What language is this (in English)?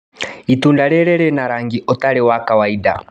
Kikuyu